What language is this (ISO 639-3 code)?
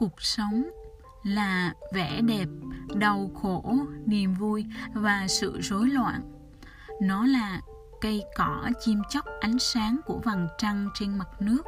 vie